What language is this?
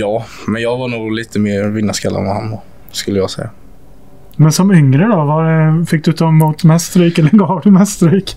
Swedish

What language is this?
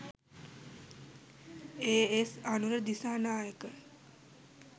Sinhala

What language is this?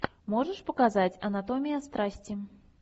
Russian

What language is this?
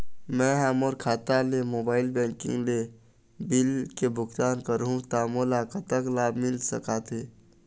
Chhattisgarhi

